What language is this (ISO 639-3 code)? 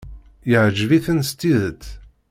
kab